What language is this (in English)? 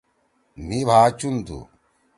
Torwali